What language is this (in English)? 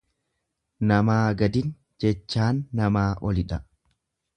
Oromo